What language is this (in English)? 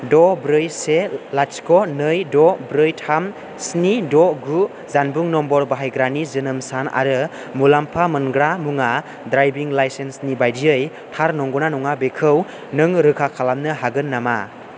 Bodo